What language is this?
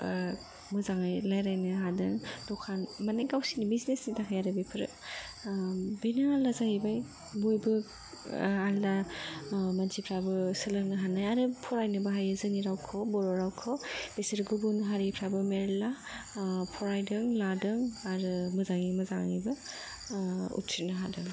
Bodo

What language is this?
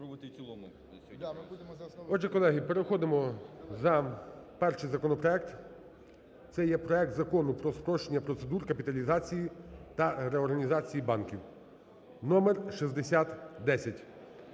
Ukrainian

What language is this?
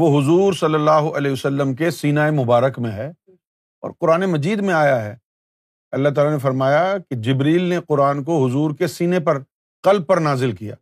Urdu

